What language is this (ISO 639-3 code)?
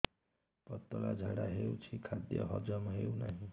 ori